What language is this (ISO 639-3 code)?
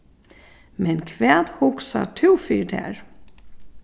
fao